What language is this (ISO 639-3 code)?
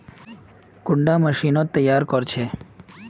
mag